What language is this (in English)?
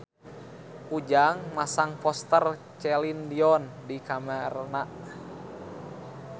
Sundanese